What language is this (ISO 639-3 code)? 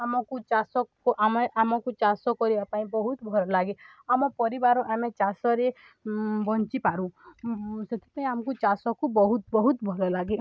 ori